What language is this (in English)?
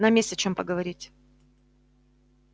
Russian